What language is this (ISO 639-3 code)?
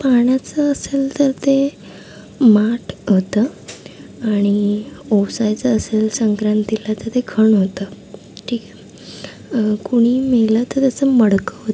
mar